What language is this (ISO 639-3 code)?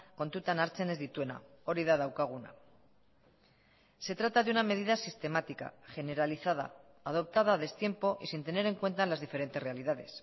spa